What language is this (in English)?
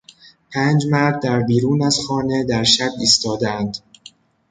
Persian